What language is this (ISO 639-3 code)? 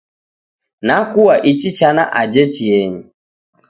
dav